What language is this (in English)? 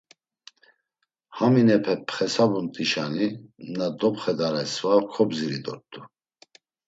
Laz